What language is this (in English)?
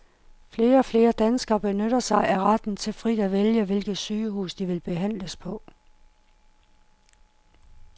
Danish